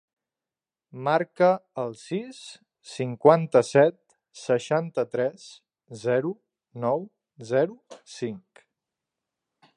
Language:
Catalan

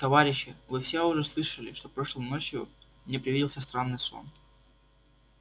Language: Russian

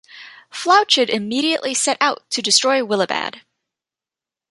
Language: English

